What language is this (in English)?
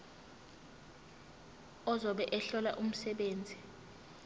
Zulu